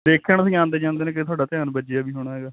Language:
Punjabi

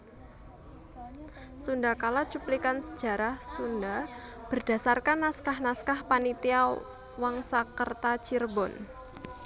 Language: Javanese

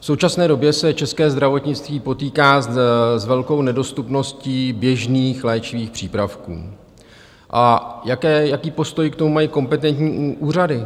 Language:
Czech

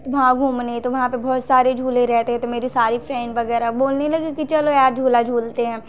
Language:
Hindi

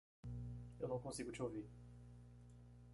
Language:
Portuguese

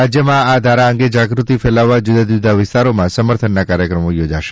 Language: Gujarati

